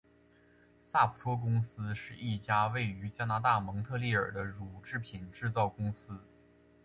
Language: Chinese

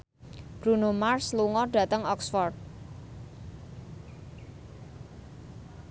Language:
Javanese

